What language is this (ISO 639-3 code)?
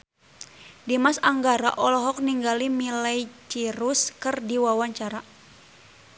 sun